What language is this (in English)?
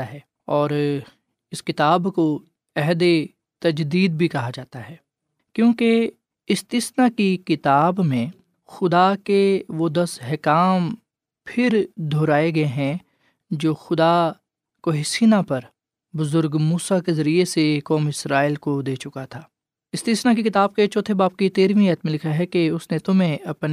Urdu